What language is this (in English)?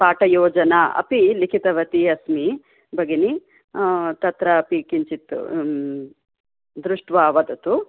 Sanskrit